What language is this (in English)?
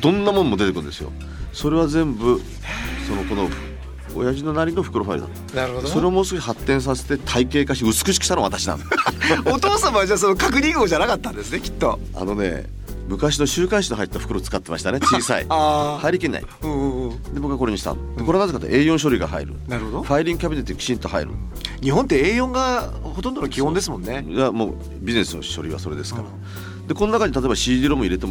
Japanese